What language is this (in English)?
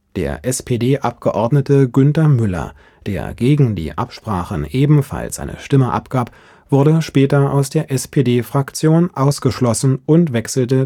German